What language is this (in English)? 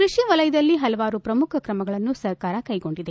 Kannada